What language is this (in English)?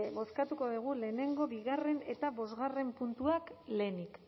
Basque